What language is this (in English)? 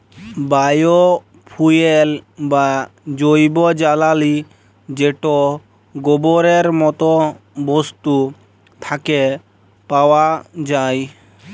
Bangla